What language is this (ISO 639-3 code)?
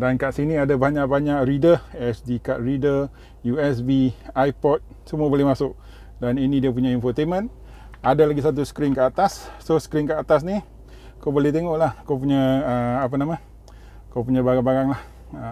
msa